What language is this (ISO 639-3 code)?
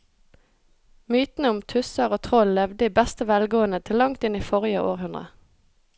nor